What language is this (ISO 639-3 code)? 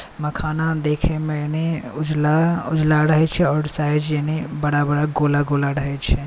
mai